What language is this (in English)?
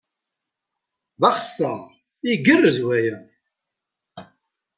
Kabyle